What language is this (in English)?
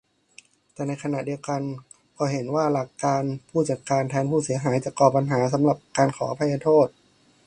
Thai